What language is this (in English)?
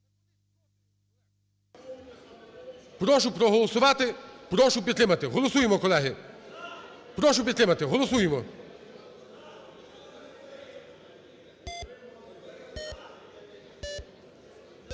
Ukrainian